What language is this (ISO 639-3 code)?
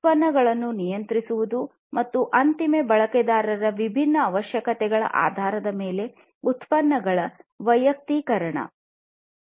kan